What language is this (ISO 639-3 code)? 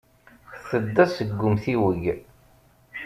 kab